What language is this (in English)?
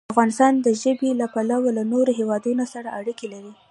Pashto